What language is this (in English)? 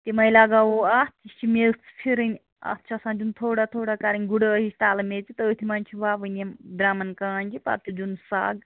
Kashmiri